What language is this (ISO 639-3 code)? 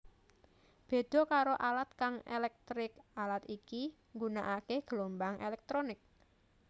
jav